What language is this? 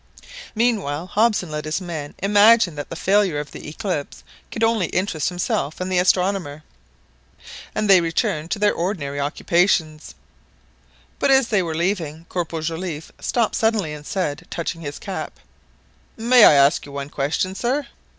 English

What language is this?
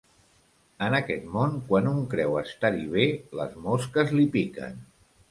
Catalan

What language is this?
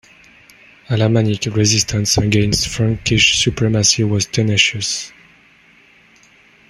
English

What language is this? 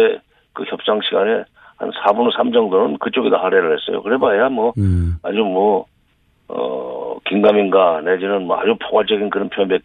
Korean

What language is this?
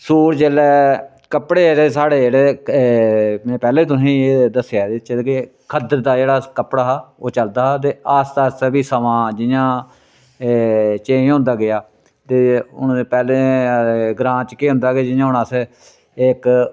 Dogri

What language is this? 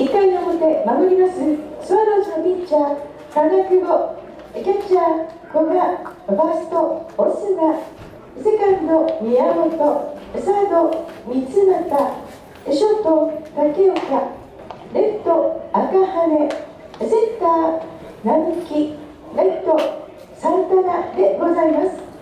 Japanese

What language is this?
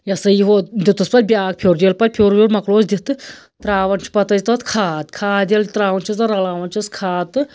Kashmiri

